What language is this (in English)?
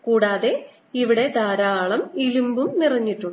Malayalam